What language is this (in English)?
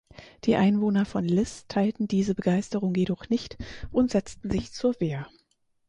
German